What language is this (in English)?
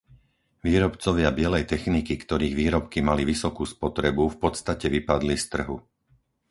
Slovak